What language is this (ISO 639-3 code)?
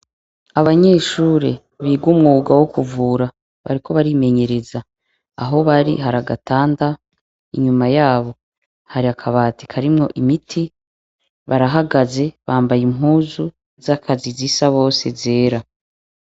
run